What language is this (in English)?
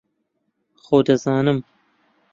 Central Kurdish